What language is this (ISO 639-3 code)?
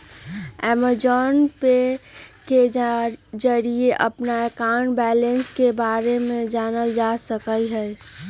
mag